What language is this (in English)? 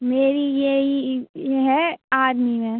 Hindi